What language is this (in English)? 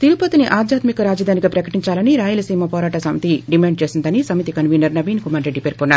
Telugu